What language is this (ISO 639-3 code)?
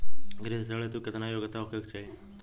bho